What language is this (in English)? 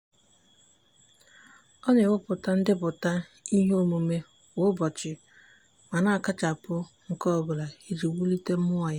Igbo